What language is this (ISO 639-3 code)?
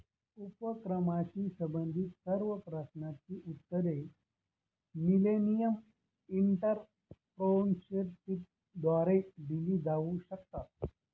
mar